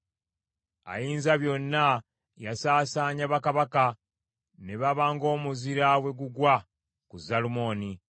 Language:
Ganda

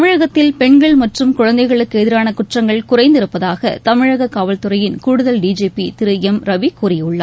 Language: Tamil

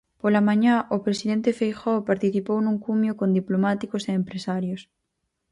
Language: Galician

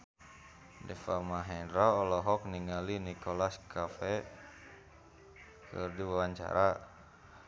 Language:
Sundanese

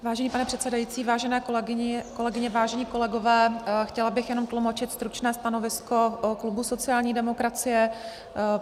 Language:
Czech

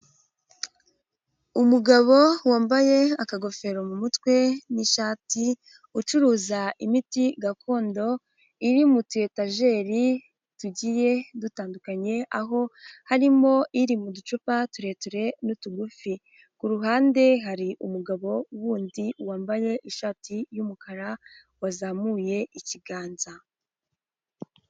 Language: Kinyarwanda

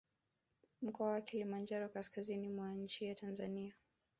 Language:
Swahili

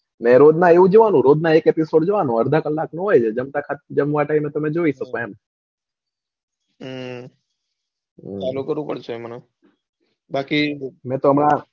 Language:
Gujarati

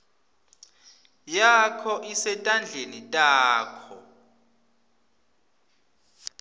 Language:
Swati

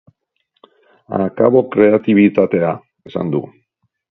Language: Basque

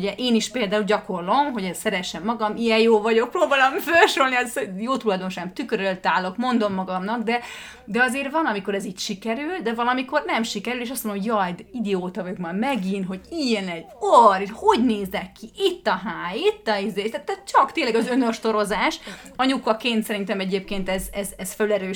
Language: Hungarian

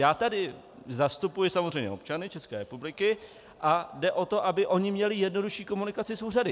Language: Czech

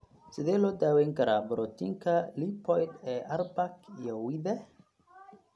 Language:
Somali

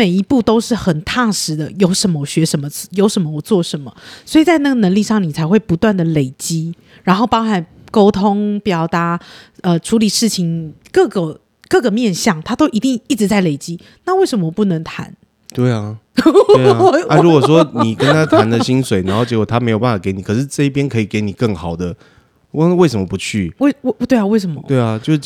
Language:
Chinese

